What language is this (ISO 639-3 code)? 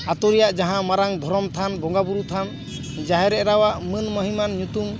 sat